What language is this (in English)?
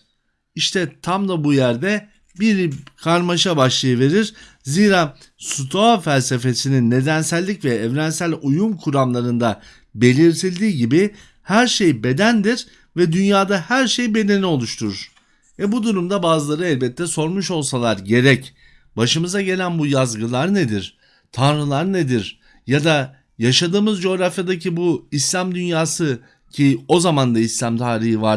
Turkish